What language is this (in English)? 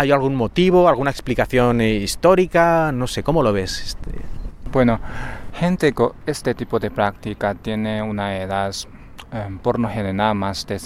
Spanish